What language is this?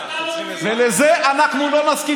Hebrew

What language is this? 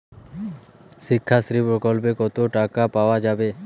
Bangla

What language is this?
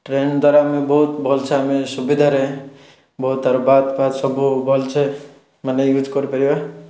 Odia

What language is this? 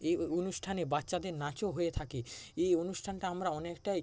Bangla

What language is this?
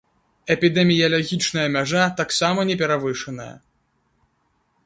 Belarusian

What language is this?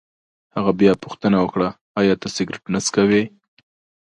Pashto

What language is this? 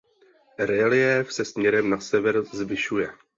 Czech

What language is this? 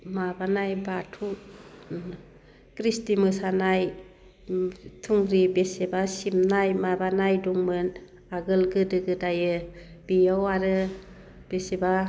Bodo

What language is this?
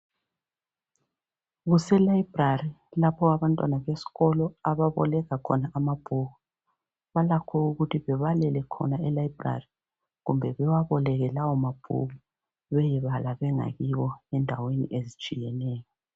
North Ndebele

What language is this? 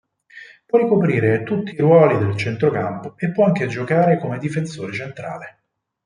Italian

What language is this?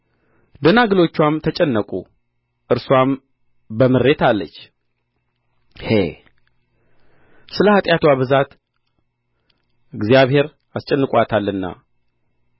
Amharic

